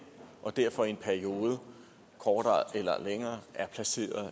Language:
Danish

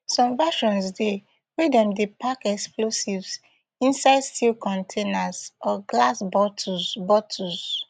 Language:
Nigerian Pidgin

